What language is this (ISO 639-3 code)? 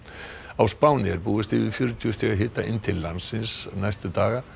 isl